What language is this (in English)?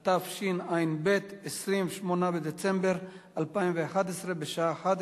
Hebrew